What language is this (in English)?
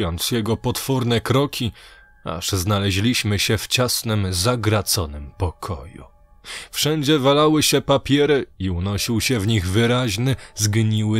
Polish